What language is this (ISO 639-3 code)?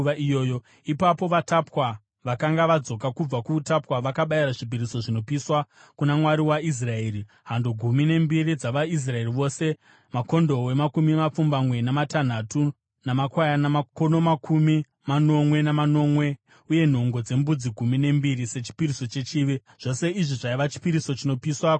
sna